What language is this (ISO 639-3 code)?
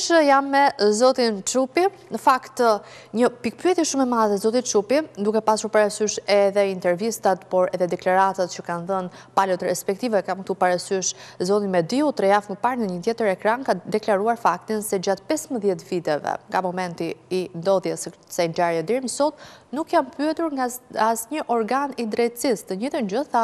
ron